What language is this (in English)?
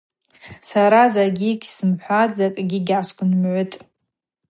Abaza